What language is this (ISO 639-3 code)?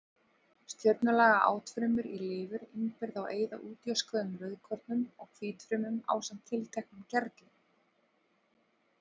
isl